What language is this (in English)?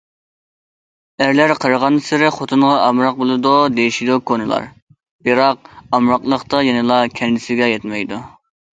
Uyghur